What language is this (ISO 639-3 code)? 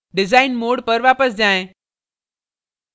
hin